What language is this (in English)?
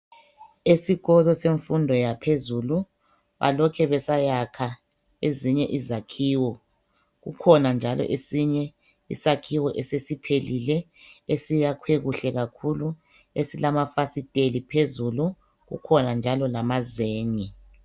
North Ndebele